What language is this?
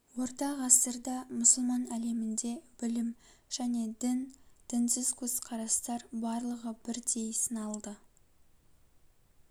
Kazakh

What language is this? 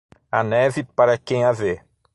Portuguese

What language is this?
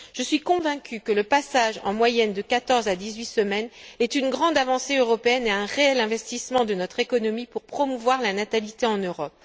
French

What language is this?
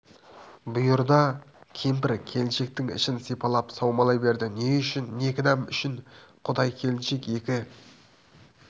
Kazakh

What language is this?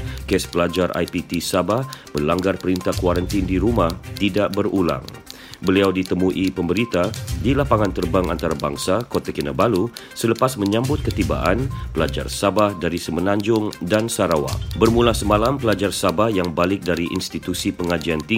Malay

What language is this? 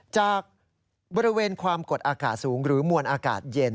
Thai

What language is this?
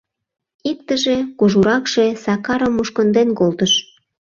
Mari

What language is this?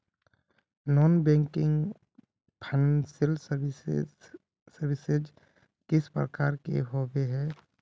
Magahi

